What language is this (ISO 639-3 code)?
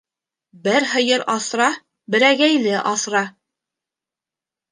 bak